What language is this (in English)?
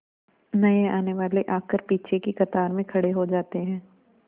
Hindi